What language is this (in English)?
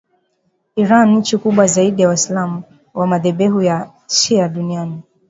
Swahili